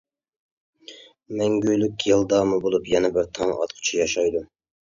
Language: Uyghur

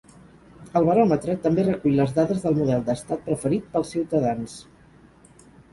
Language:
Catalan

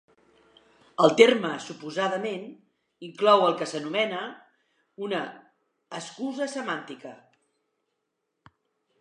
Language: Catalan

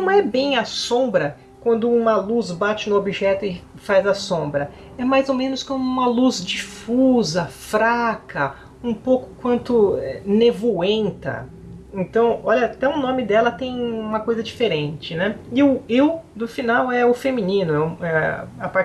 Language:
Portuguese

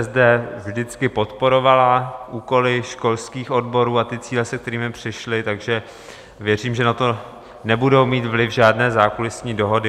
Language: Czech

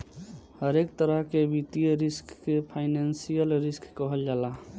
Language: Bhojpuri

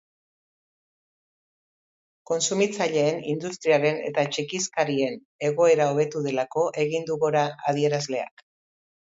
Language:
Basque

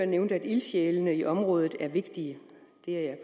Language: Danish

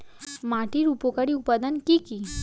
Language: Bangla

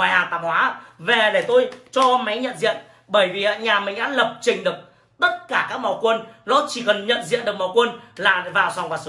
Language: Vietnamese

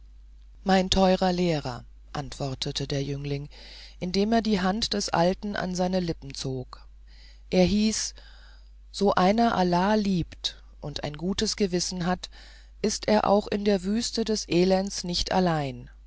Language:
German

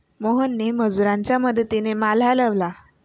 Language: Marathi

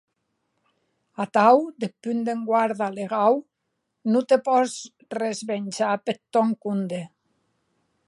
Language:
Occitan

